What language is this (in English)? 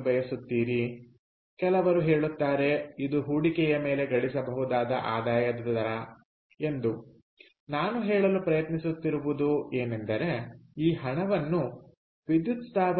Kannada